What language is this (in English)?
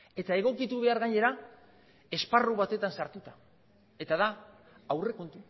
Basque